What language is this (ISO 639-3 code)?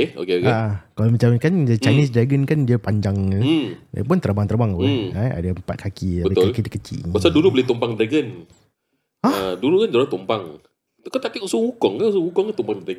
msa